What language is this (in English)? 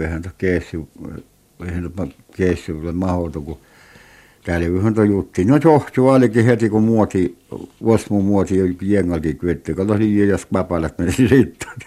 Finnish